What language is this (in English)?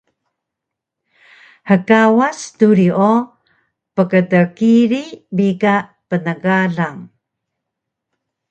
Taroko